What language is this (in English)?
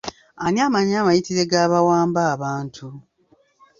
Ganda